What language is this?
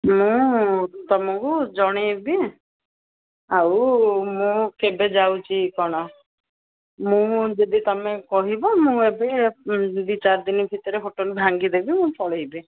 Odia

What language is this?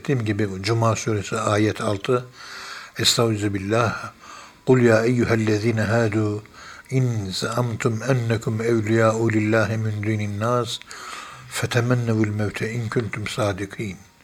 Turkish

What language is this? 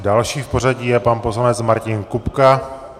Czech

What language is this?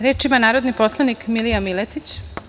Serbian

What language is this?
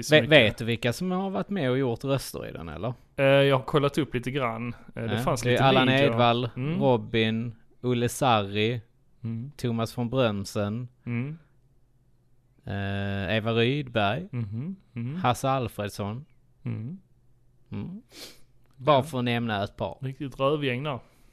Swedish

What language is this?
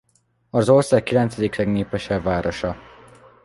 Hungarian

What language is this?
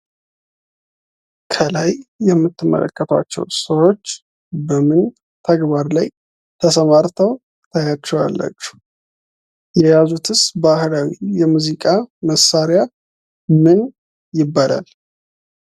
Amharic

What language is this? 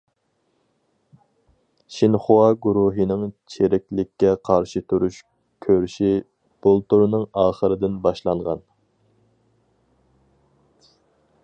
Uyghur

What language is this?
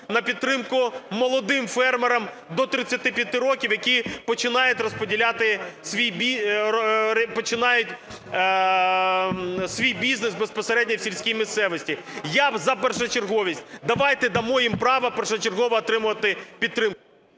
Ukrainian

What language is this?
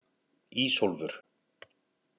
Icelandic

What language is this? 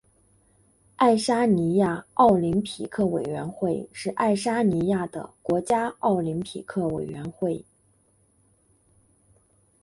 Chinese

